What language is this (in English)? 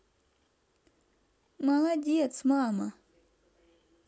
Russian